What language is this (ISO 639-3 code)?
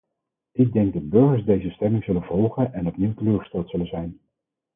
nld